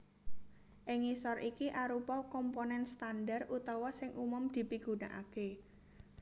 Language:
Javanese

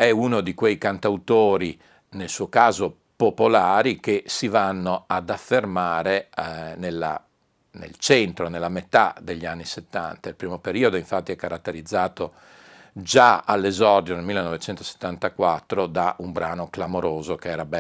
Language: Italian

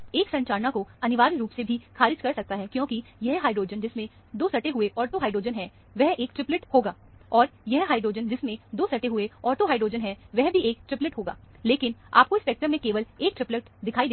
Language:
Hindi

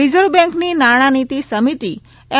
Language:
Gujarati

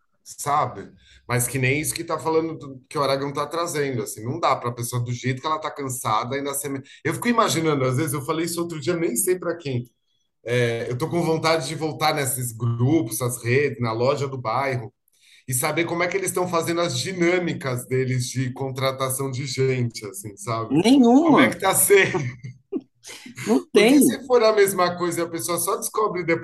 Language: Portuguese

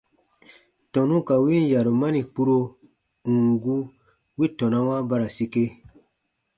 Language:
Baatonum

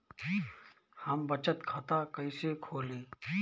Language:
Bhojpuri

